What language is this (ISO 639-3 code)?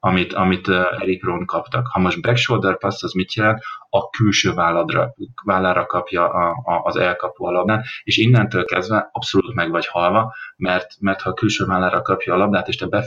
hun